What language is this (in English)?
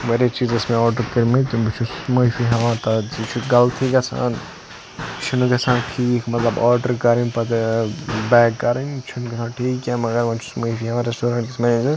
Kashmiri